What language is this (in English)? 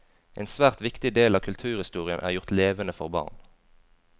Norwegian